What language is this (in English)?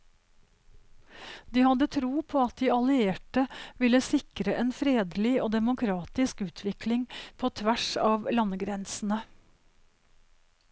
Norwegian